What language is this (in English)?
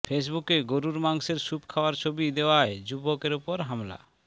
Bangla